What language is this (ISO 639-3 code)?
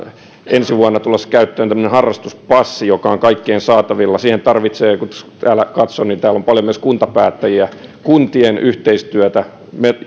fin